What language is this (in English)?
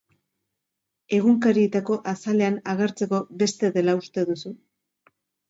Basque